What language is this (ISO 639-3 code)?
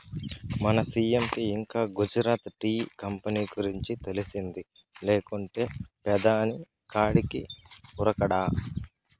tel